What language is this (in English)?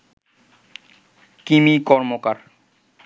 Bangla